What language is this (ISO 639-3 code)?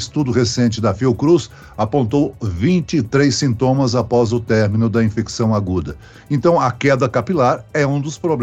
por